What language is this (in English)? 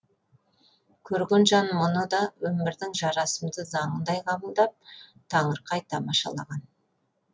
Kazakh